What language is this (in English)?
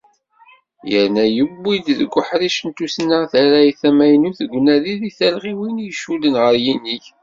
Kabyle